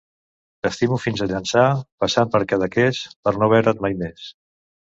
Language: Catalan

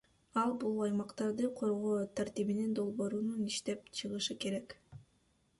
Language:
Kyrgyz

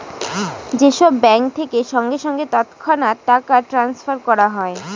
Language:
Bangla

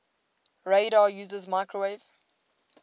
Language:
English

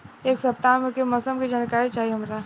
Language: Bhojpuri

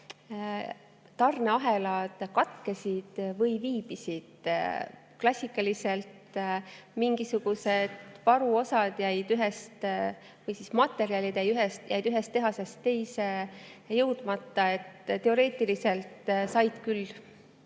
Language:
Estonian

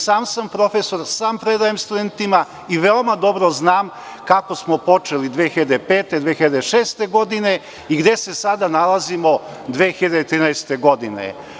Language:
Serbian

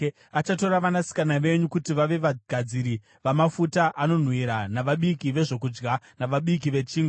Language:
Shona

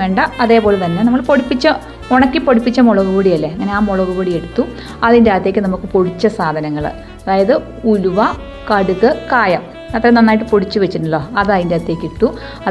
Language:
Malayalam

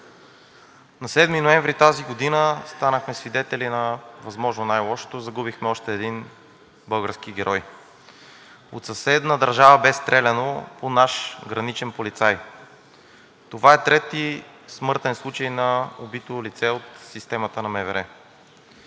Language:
Bulgarian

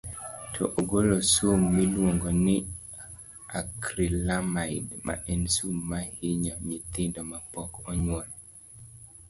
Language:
Luo (Kenya and Tanzania)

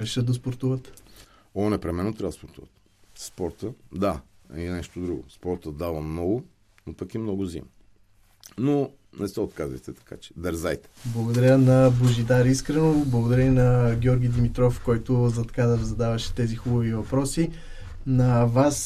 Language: Bulgarian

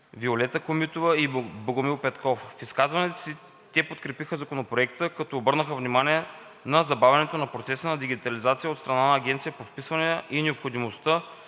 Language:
Bulgarian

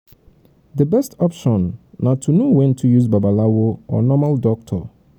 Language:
Nigerian Pidgin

